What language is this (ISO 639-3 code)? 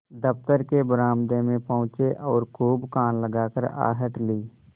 hin